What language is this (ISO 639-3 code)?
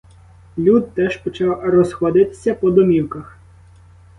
ukr